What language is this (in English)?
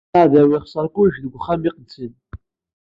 Kabyle